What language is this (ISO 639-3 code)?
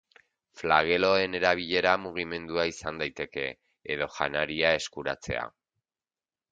eus